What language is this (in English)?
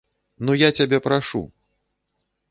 Belarusian